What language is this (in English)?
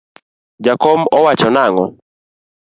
Luo (Kenya and Tanzania)